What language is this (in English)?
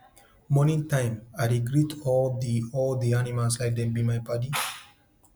Nigerian Pidgin